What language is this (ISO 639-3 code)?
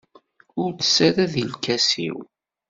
kab